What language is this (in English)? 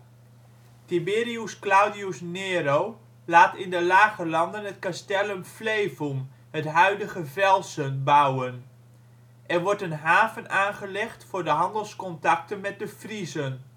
Dutch